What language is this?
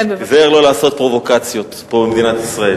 Hebrew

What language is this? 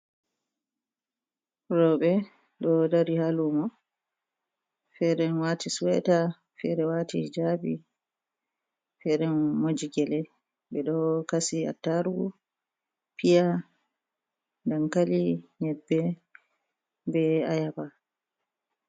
Fula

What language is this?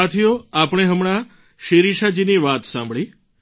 Gujarati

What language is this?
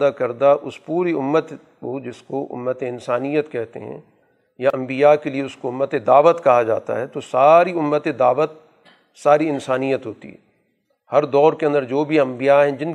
Urdu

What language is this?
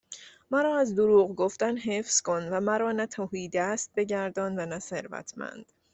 Persian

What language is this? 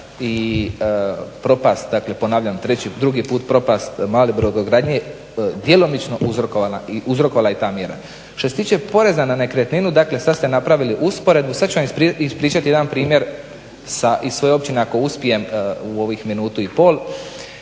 Croatian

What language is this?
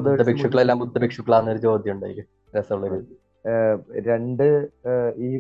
Malayalam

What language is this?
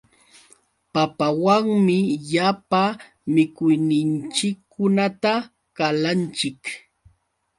Yauyos Quechua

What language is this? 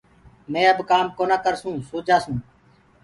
Gurgula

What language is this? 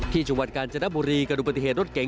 Thai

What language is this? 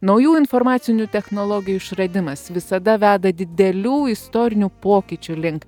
Lithuanian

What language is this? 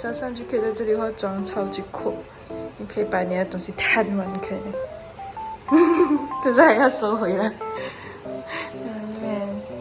Chinese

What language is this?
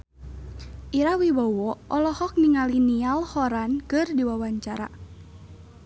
Sundanese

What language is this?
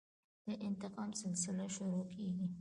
Pashto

